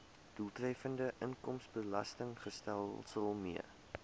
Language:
Afrikaans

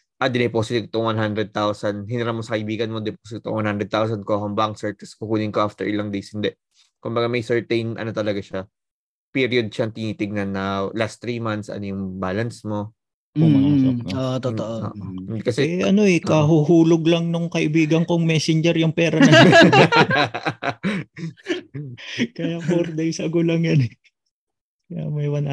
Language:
Filipino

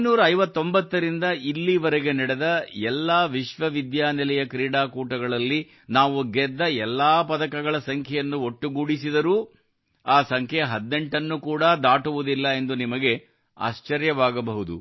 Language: Kannada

